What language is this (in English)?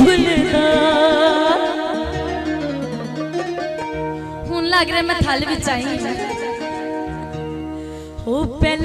Arabic